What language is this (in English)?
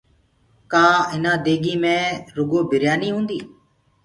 Gurgula